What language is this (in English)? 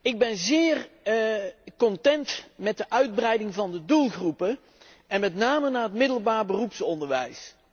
Dutch